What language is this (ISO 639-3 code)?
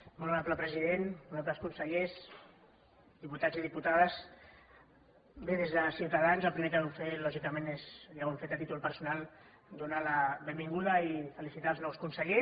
cat